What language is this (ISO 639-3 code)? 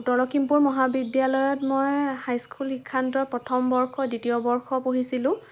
asm